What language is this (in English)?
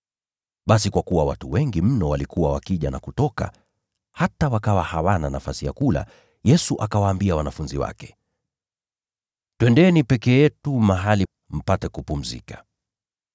Swahili